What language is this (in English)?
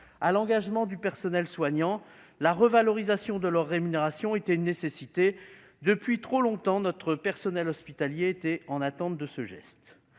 French